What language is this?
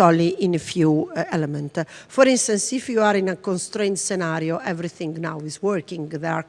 English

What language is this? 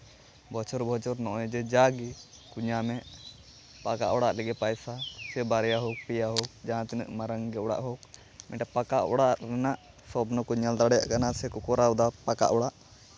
Santali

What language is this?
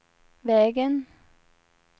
Swedish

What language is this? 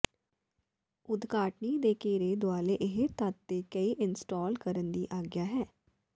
Punjabi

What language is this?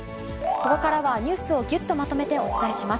Japanese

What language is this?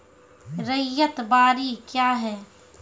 Maithili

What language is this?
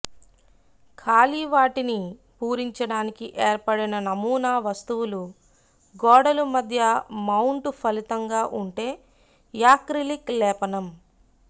Telugu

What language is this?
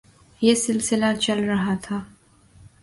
Urdu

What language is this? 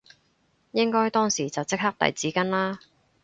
Cantonese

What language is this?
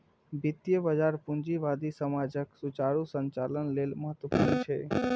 Maithili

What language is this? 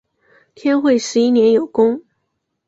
Chinese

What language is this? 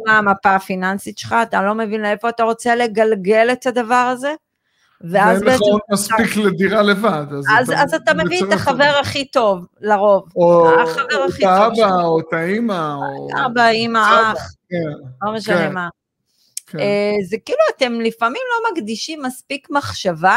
Hebrew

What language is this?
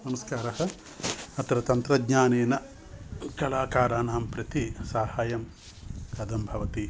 Sanskrit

